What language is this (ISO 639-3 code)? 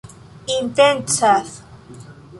epo